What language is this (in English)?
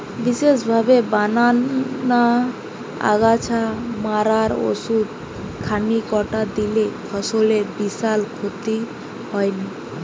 Bangla